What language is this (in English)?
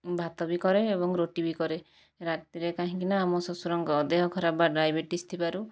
Odia